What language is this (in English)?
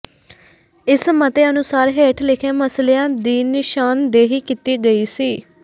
Punjabi